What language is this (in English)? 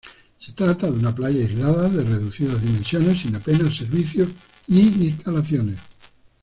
Spanish